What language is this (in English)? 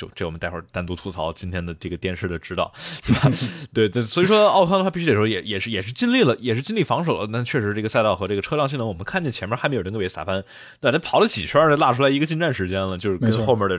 Chinese